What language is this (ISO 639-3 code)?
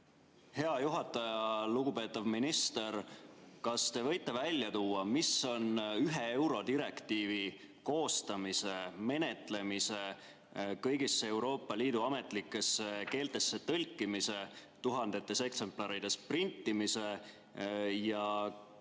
est